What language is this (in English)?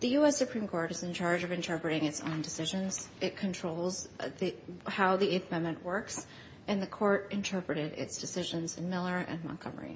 English